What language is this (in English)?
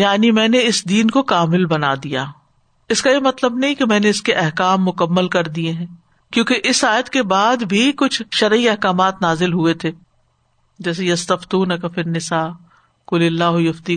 Urdu